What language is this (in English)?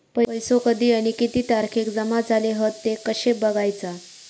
Marathi